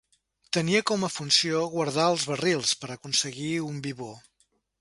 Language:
Catalan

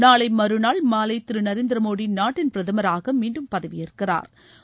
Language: Tamil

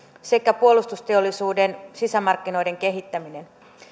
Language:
Finnish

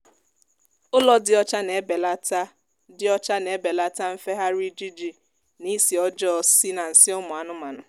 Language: Igbo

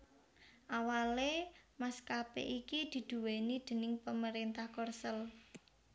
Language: Javanese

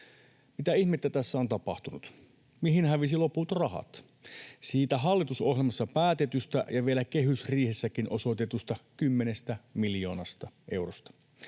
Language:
Finnish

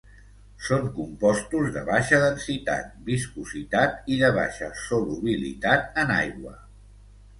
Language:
Catalan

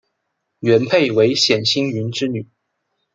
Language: Chinese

